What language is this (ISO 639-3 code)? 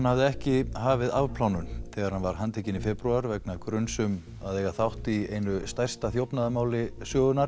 isl